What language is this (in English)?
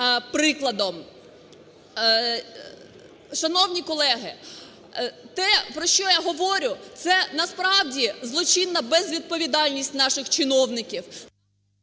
Ukrainian